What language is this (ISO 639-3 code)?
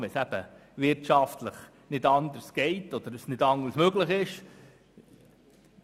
gsw